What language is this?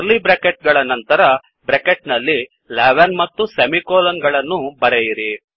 Kannada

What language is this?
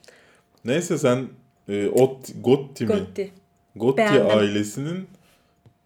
Turkish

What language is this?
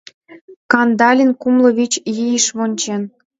Mari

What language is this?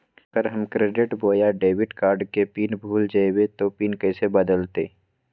Magahi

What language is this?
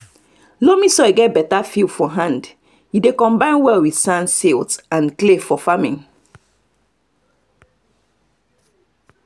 Nigerian Pidgin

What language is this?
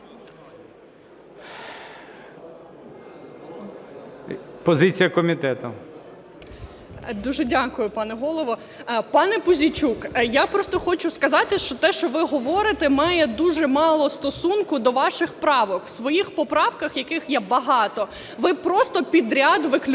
Ukrainian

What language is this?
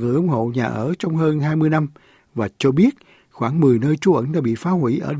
Vietnamese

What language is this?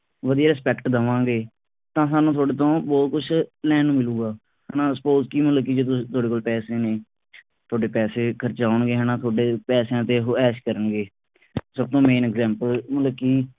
Punjabi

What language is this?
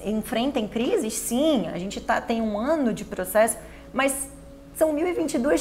Portuguese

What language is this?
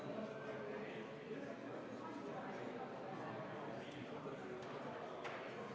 Estonian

